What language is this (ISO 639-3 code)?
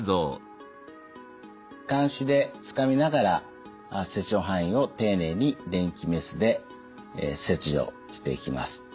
jpn